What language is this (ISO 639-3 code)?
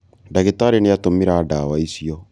kik